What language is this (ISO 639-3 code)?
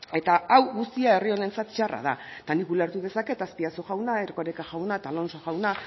eus